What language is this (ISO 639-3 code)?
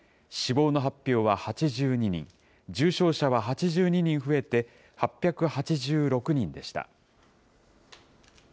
jpn